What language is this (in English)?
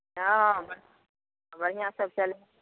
Maithili